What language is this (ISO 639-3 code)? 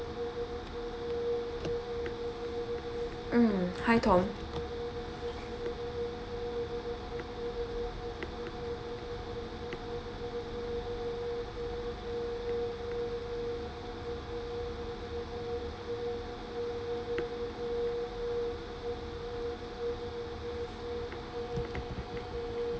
eng